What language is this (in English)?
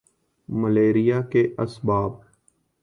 Urdu